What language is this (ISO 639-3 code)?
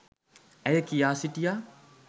sin